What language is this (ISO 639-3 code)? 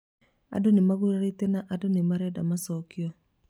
kik